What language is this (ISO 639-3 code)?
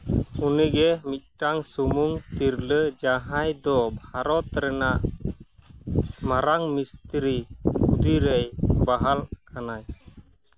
sat